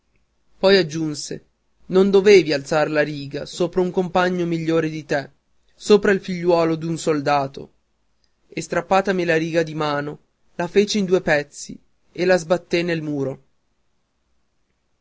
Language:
Italian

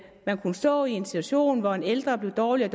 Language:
Danish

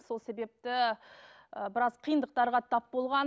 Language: Kazakh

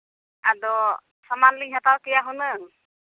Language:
Santali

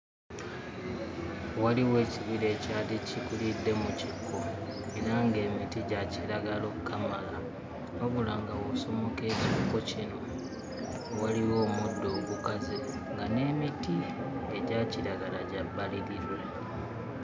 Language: Ganda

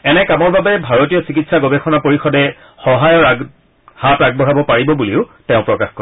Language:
Assamese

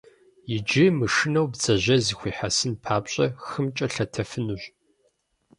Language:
Kabardian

